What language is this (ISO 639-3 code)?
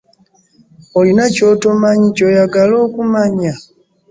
lug